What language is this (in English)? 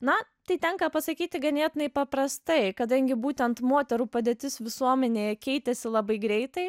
Lithuanian